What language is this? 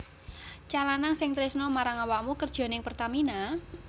Javanese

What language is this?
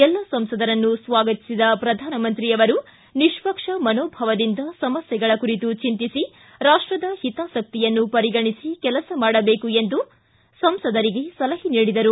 Kannada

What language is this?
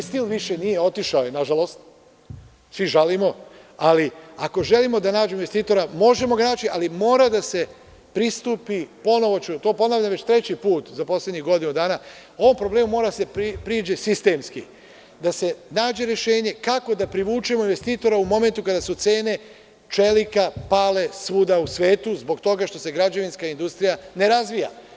Serbian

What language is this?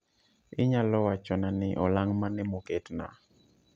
Luo (Kenya and Tanzania)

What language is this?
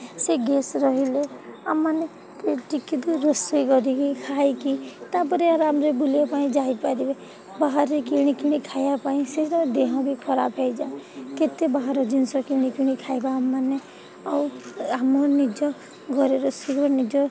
Odia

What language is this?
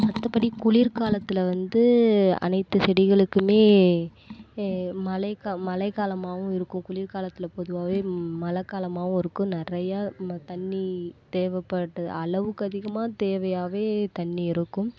Tamil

